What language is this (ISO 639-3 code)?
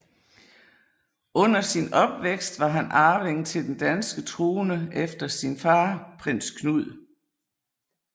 dan